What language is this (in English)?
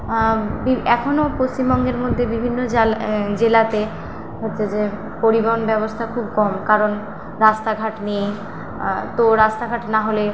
Bangla